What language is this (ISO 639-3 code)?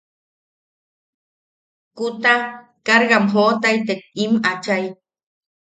yaq